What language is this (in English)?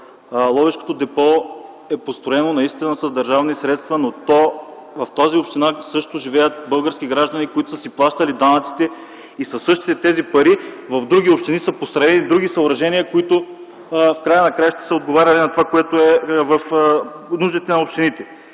Bulgarian